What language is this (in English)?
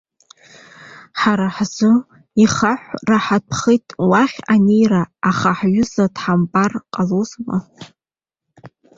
Abkhazian